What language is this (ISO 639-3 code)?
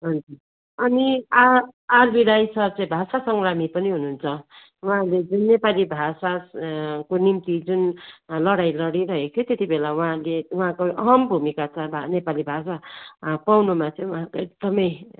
nep